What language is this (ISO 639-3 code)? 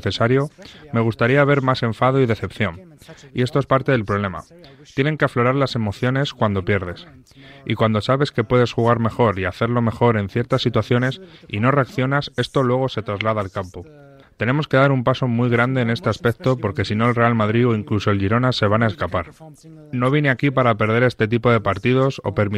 spa